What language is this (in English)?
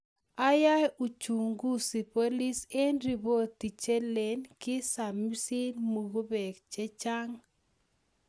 Kalenjin